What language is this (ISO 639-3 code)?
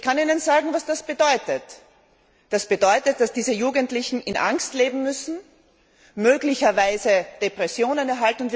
deu